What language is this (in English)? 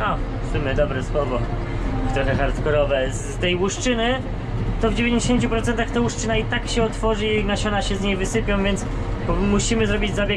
Polish